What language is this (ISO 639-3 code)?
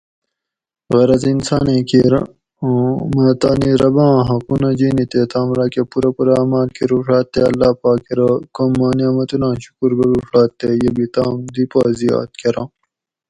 gwc